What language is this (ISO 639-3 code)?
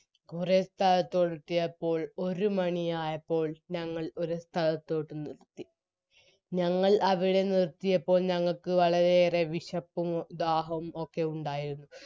mal